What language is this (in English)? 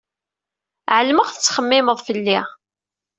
Kabyle